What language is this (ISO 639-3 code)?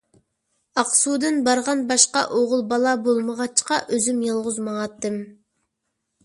uig